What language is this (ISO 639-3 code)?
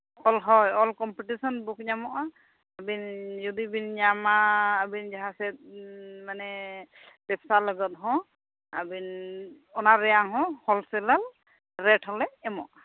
sat